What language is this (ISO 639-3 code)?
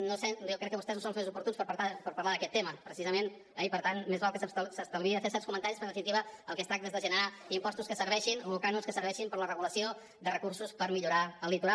cat